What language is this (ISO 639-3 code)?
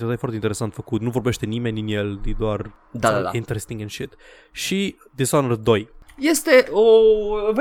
ron